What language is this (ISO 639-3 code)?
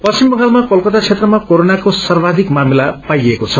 nep